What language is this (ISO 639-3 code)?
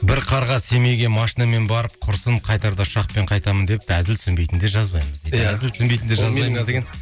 kaz